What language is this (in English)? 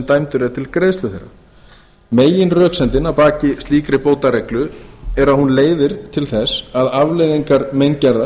Icelandic